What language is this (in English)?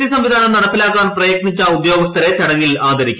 Malayalam